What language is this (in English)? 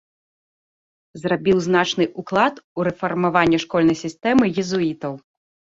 Belarusian